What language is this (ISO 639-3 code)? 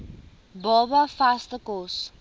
afr